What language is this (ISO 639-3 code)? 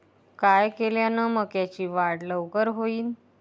mar